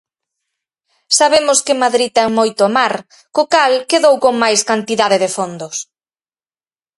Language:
Galician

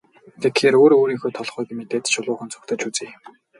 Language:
Mongolian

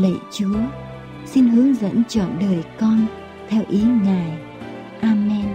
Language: Vietnamese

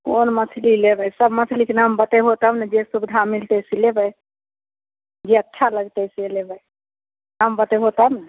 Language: Maithili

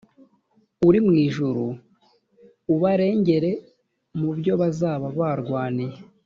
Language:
Kinyarwanda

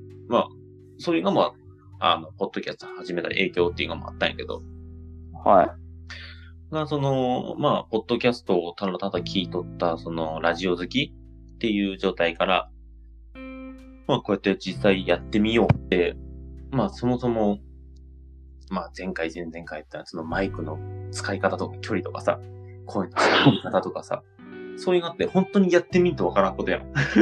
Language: Japanese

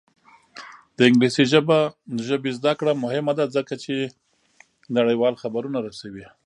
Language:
Pashto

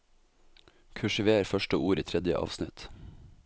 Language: Norwegian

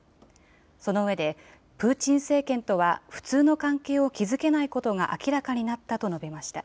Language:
Japanese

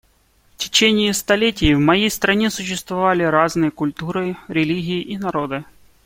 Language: Russian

